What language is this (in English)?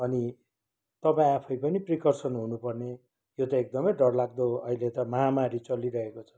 Nepali